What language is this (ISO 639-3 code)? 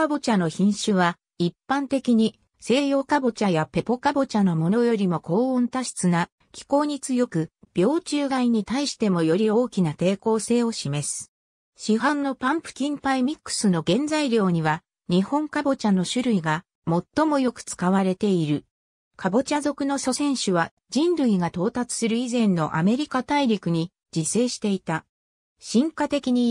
jpn